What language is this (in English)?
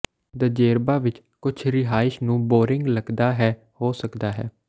Punjabi